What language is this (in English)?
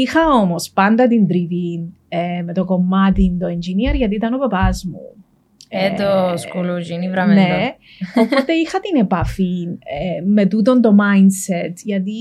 Greek